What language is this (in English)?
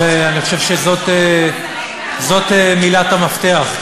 Hebrew